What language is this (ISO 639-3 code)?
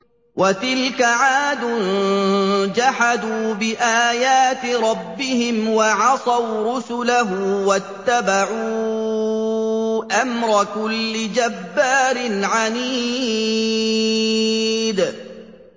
ara